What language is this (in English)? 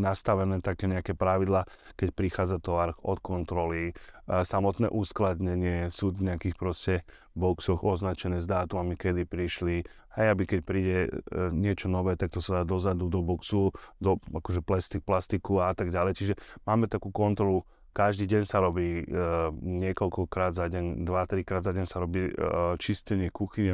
Slovak